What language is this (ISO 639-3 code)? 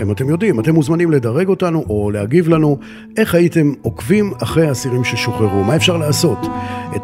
heb